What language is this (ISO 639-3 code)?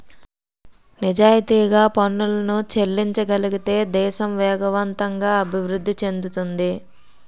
tel